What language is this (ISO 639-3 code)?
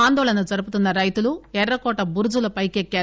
tel